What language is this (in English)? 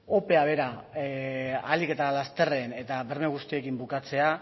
Basque